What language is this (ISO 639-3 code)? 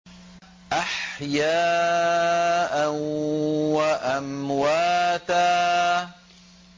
ara